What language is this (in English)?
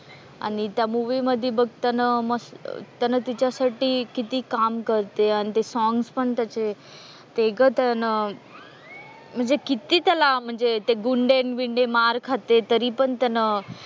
Marathi